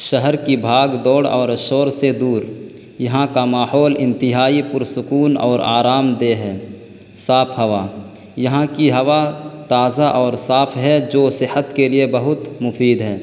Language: Urdu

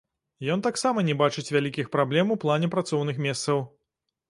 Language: Belarusian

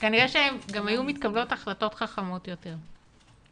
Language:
Hebrew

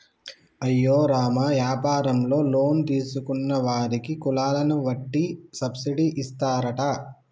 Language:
Telugu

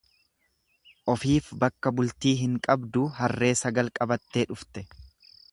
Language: Oromo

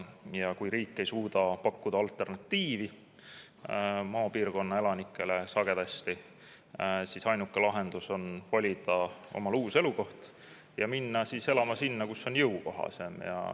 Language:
Estonian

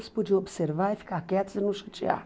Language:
Portuguese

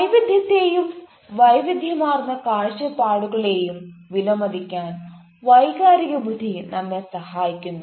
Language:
Malayalam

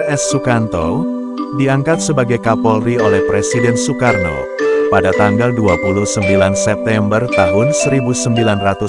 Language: Indonesian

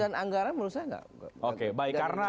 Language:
Indonesian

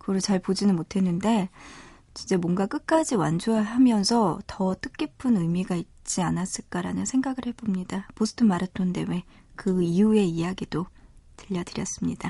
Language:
Korean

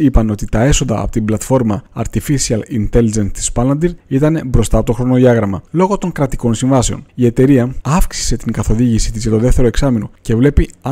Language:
Greek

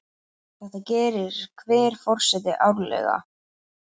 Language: Icelandic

